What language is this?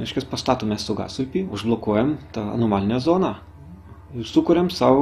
Lithuanian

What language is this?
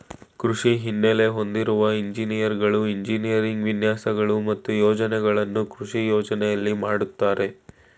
Kannada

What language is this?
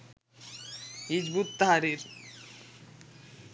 Bangla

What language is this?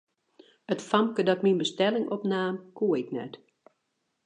Western Frisian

